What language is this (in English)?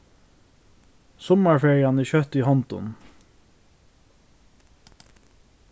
Faroese